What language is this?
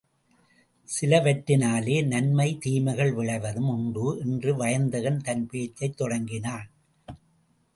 Tamil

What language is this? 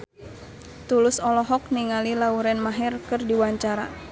Sundanese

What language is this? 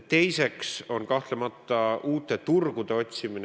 Estonian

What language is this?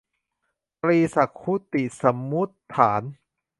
Thai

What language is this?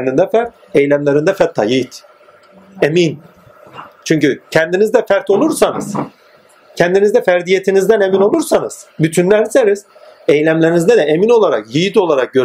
Turkish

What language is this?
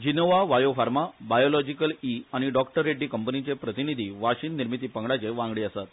Konkani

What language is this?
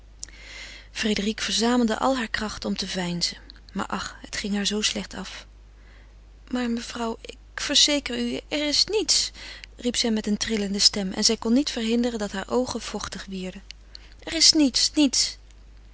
Dutch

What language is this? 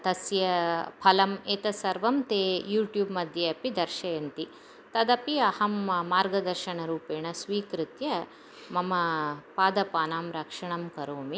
Sanskrit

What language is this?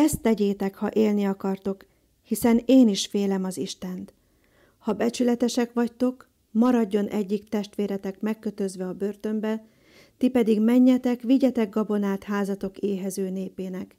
Hungarian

